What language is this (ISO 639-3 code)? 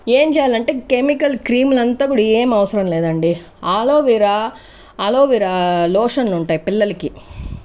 tel